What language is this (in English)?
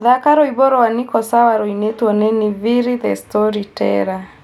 Kikuyu